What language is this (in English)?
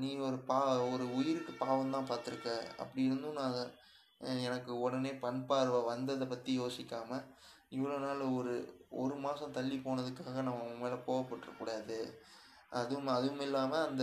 Tamil